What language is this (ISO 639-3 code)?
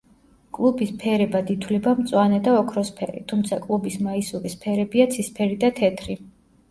kat